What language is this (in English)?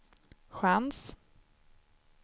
Swedish